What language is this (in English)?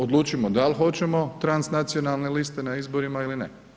Croatian